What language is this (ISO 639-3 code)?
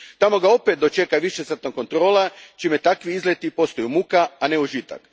hrv